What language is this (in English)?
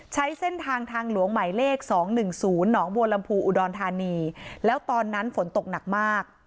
Thai